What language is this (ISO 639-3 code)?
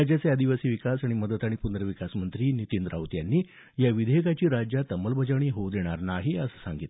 mar